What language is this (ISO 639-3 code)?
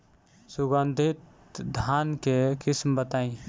bho